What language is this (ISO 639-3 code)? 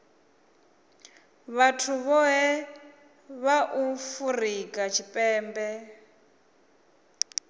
ven